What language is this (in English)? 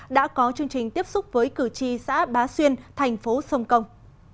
Vietnamese